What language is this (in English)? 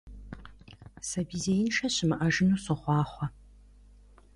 Kabardian